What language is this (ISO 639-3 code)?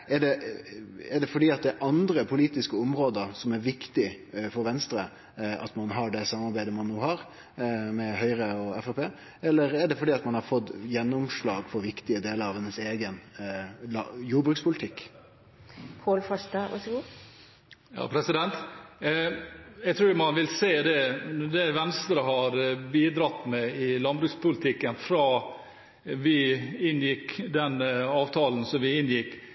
nor